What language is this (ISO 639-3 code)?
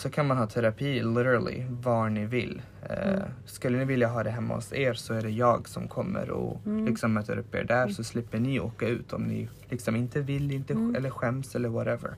swe